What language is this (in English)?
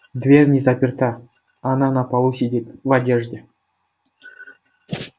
Russian